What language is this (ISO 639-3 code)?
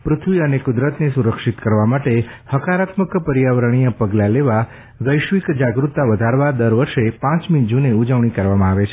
guj